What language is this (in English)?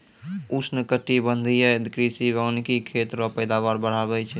Maithili